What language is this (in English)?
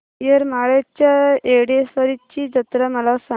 Marathi